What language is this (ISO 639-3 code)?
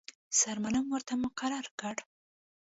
pus